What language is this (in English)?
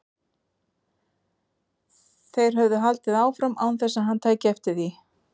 Icelandic